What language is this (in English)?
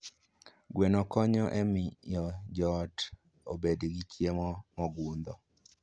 Luo (Kenya and Tanzania)